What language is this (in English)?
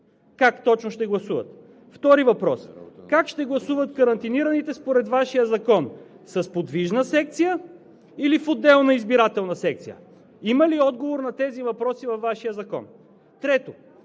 Bulgarian